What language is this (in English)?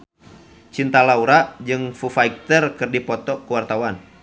Sundanese